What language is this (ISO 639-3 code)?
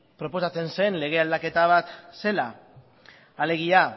eus